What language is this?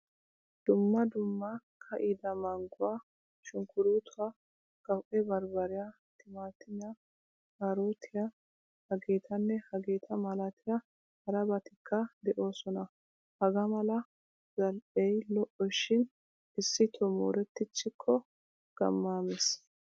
Wolaytta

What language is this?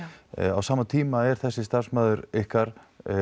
Icelandic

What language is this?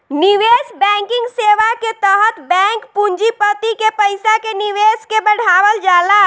Bhojpuri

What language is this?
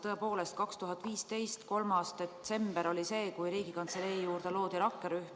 Estonian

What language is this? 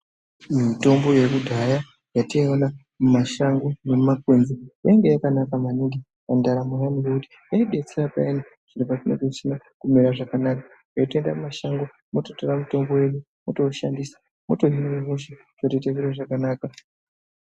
Ndau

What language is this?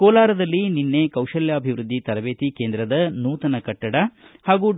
Kannada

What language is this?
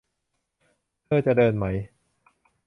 Thai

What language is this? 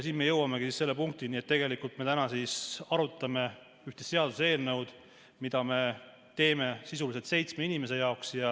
Estonian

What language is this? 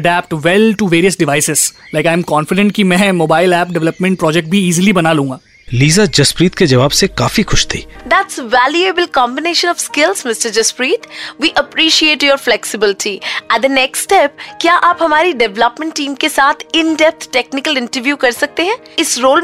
Hindi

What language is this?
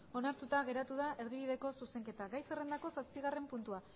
Basque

